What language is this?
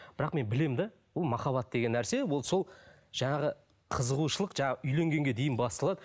Kazakh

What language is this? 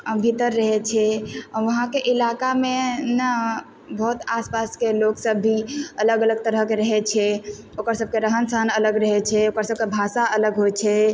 Maithili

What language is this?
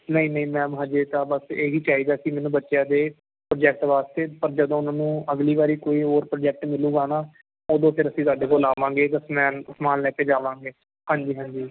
Punjabi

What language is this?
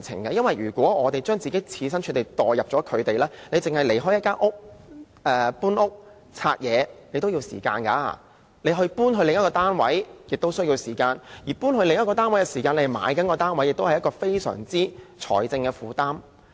Cantonese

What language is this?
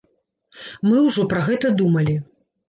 Belarusian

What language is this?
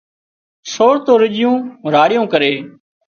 Wadiyara Koli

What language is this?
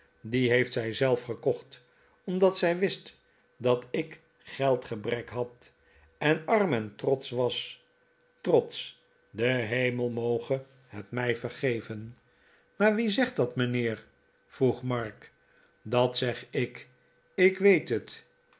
Dutch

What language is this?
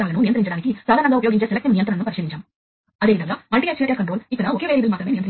Telugu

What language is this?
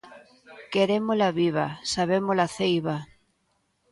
Galician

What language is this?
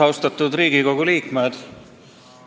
Estonian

